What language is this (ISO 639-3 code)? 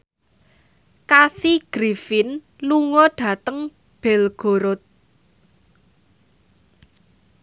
jav